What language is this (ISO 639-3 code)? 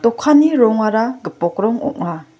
grt